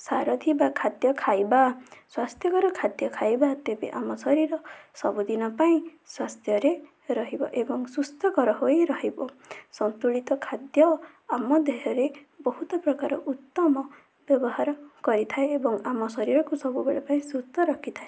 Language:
Odia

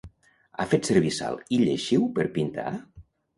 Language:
Catalan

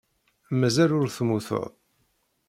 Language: Kabyle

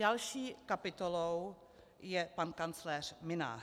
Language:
Czech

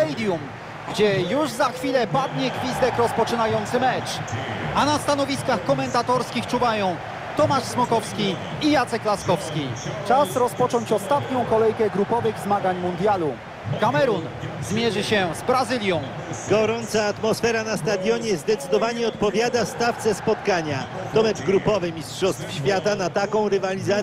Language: Polish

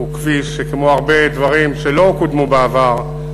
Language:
Hebrew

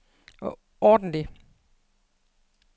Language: Danish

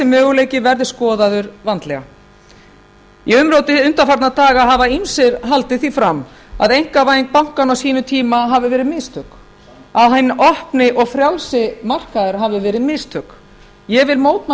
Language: Icelandic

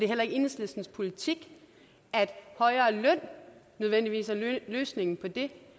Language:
Danish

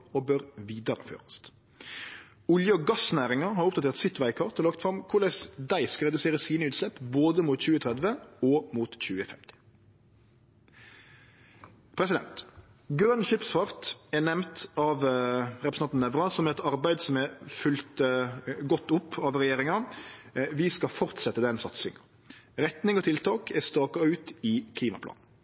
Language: Norwegian Nynorsk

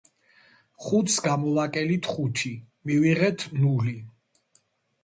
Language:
Georgian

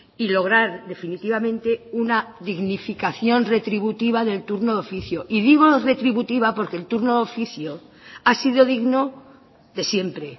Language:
Spanish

